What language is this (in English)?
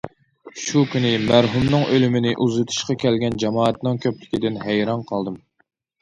Uyghur